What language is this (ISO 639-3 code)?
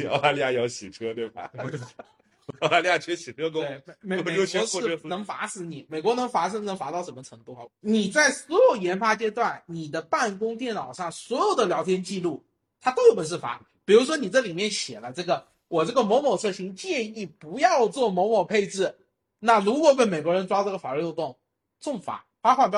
zho